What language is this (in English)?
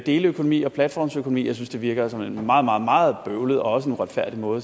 Danish